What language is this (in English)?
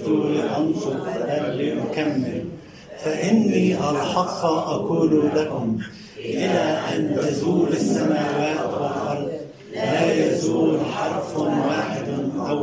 Arabic